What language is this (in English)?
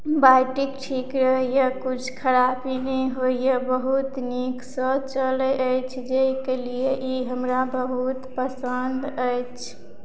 Maithili